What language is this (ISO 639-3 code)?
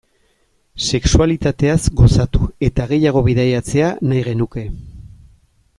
eus